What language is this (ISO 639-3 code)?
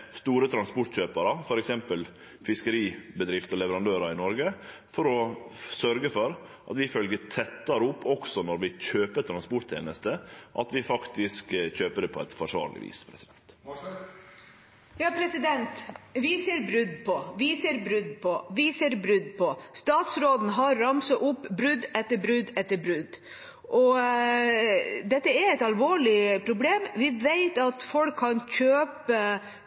nor